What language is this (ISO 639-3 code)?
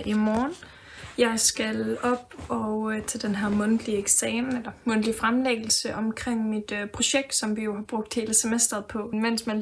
dan